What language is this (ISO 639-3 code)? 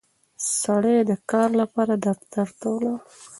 pus